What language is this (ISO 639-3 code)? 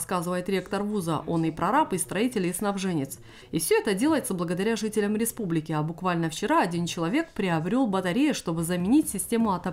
rus